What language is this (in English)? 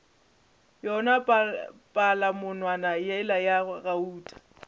Northern Sotho